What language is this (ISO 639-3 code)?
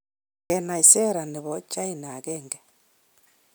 kln